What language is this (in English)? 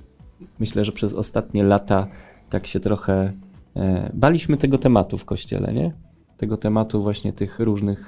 Polish